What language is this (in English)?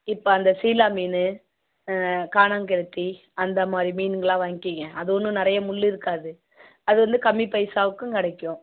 Tamil